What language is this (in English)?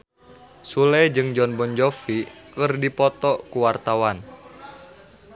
Sundanese